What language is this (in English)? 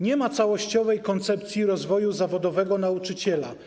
Polish